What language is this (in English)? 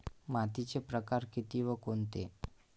Marathi